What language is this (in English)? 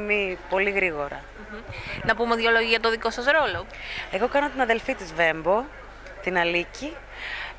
Greek